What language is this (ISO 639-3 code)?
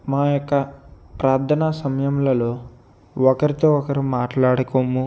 tel